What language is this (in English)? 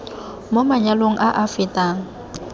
Tswana